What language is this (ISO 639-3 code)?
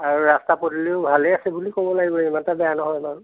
asm